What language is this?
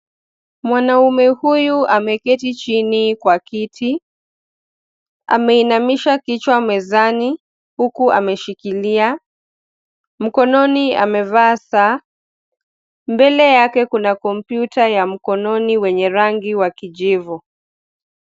Swahili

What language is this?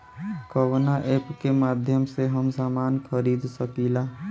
Bhojpuri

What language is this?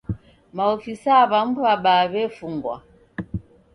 Taita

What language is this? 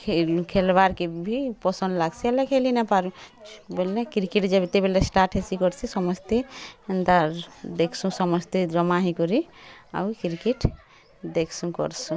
Odia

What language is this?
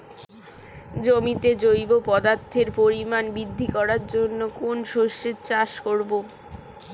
Bangla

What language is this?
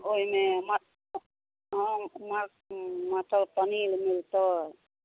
Maithili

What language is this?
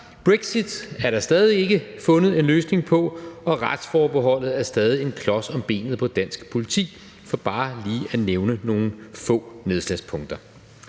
Danish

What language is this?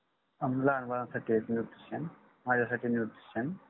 Marathi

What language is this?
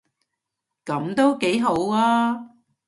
Cantonese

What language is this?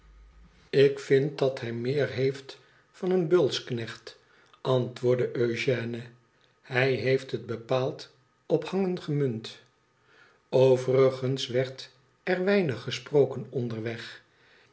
Dutch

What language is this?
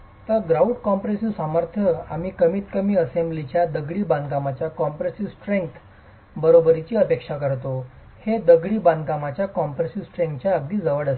Marathi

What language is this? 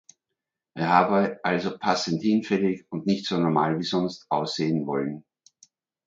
German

